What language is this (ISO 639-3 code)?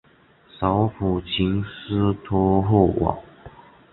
zho